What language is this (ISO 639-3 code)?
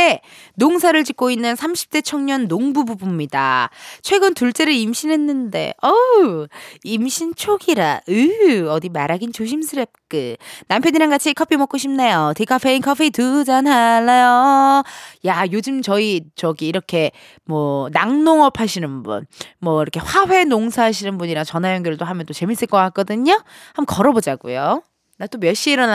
kor